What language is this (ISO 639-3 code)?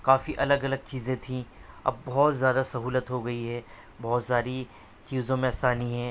urd